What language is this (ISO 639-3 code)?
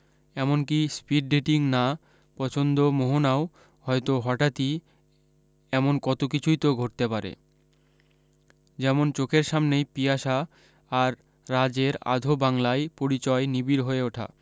ben